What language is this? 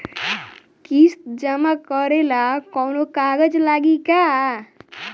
Bhojpuri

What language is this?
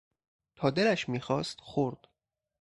Persian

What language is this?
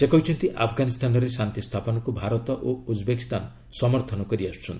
Odia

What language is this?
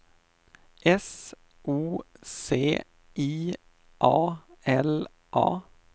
Swedish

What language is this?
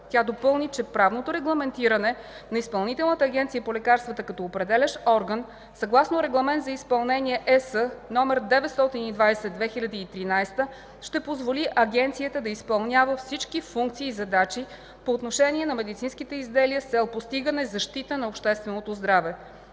Bulgarian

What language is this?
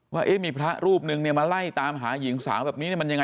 Thai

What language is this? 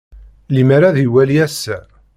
Kabyle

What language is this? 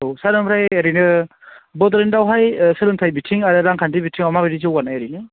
Bodo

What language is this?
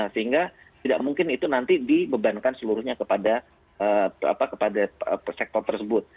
Indonesian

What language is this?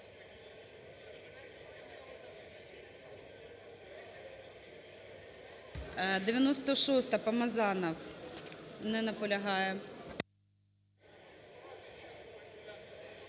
Ukrainian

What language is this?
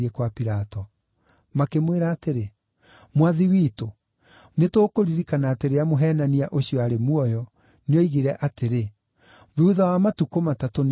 Kikuyu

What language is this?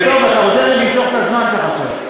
Hebrew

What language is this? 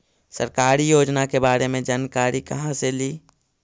Magahi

